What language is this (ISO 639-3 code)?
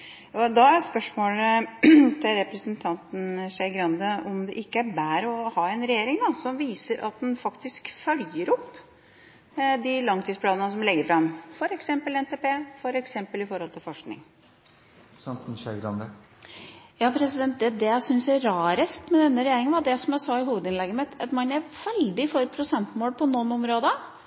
nob